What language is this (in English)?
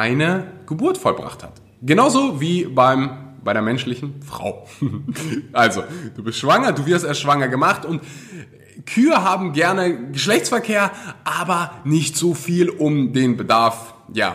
German